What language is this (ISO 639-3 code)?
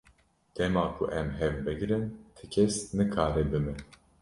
kur